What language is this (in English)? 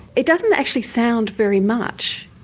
English